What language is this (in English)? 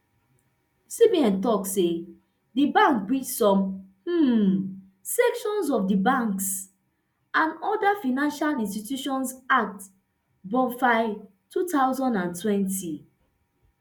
Nigerian Pidgin